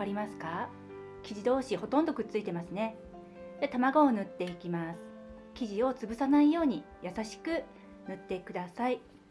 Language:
Japanese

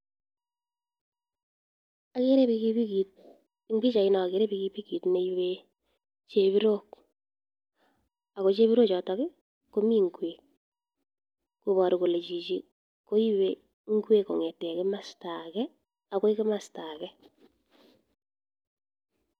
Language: Kalenjin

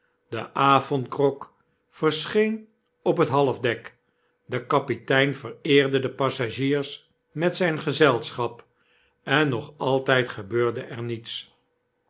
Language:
Dutch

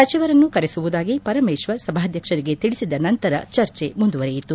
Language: Kannada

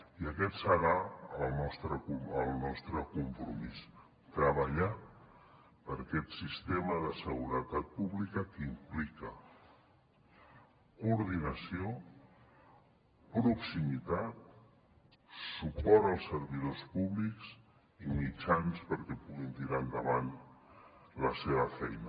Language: Catalan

